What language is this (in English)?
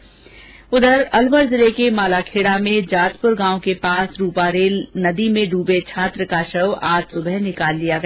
Hindi